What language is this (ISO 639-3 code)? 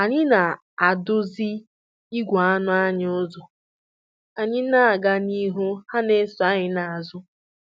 ibo